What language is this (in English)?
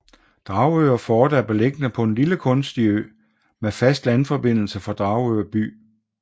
Danish